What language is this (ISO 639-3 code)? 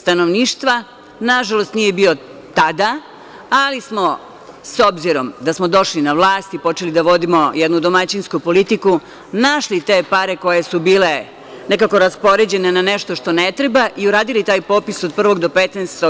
srp